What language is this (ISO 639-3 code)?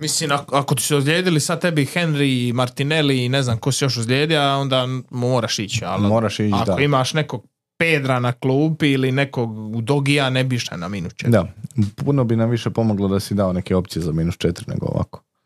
hrv